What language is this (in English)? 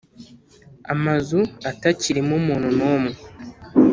Kinyarwanda